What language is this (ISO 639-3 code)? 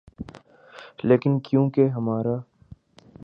urd